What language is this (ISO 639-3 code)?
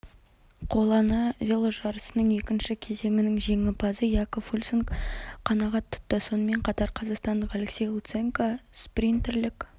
kaz